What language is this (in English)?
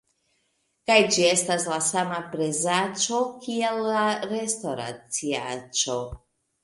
Esperanto